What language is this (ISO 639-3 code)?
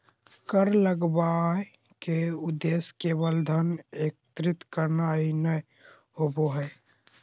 mag